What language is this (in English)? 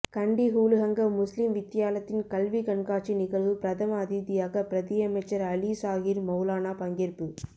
Tamil